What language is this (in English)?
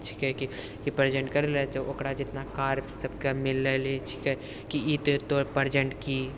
Maithili